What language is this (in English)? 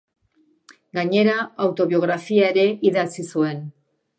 Basque